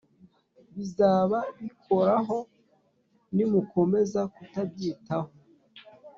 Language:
Kinyarwanda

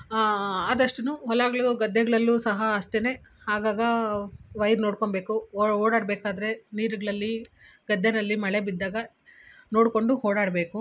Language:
Kannada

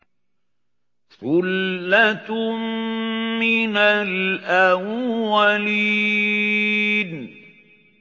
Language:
Arabic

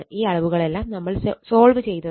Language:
Malayalam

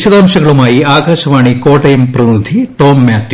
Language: Malayalam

